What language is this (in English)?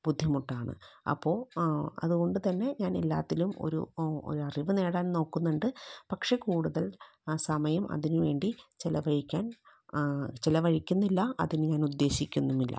Malayalam